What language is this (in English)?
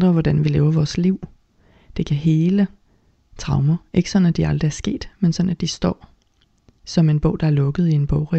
Danish